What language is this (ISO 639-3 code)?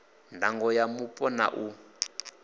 ven